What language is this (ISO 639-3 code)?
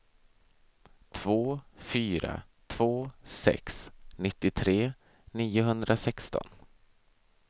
swe